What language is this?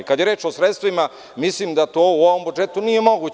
Serbian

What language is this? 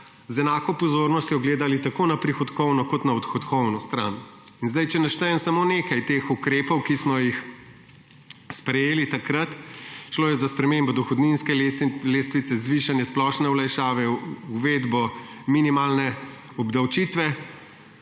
Slovenian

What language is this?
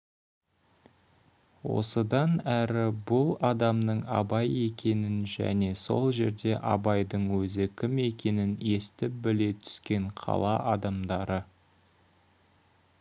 Kazakh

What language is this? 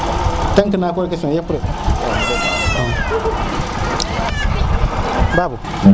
Serer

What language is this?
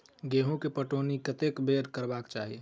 Maithili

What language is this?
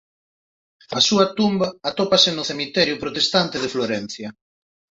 Galician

